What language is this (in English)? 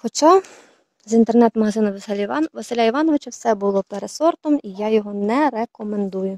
Ukrainian